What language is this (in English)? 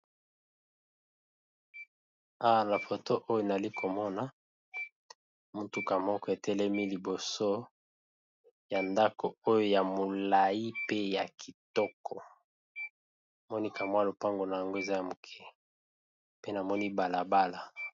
Lingala